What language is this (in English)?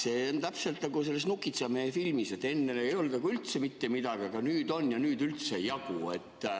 Estonian